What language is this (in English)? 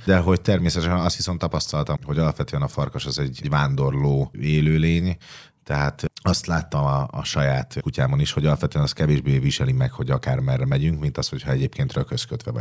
Hungarian